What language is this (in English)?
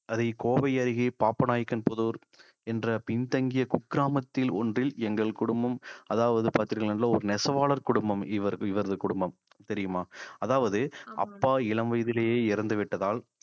Tamil